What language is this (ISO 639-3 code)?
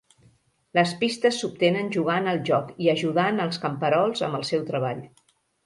cat